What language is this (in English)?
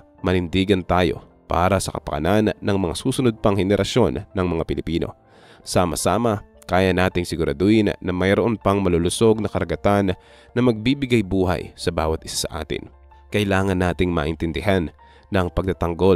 Filipino